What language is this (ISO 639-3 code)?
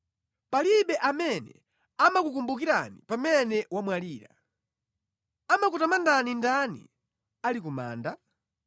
nya